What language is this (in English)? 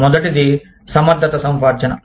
Telugu